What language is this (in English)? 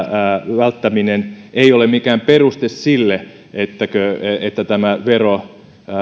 Finnish